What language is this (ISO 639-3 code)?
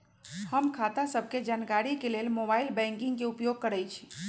mag